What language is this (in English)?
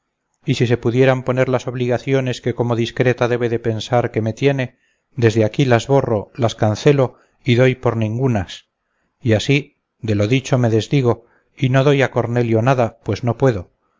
Spanish